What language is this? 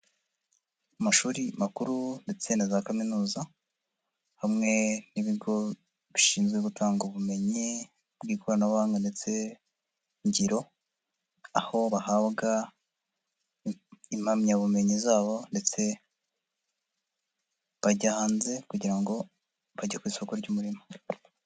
Kinyarwanda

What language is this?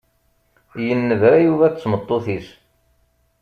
Kabyle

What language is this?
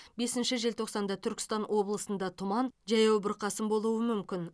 Kazakh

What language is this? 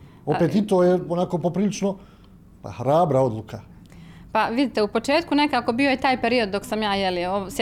Croatian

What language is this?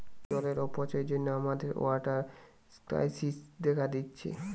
Bangla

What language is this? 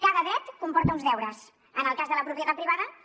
Catalan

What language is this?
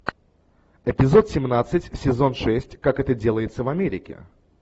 Russian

